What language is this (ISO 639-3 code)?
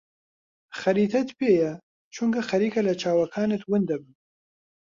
ckb